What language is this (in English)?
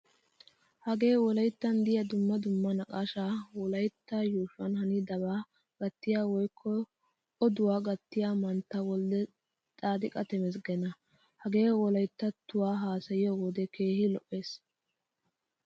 Wolaytta